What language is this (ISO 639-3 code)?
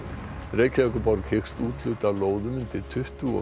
isl